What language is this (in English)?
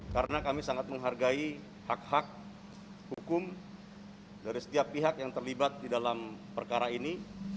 Indonesian